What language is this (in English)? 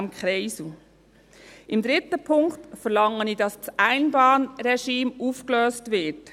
Swiss German